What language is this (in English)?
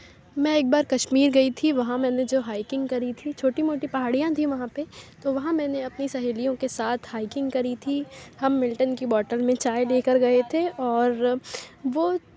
Urdu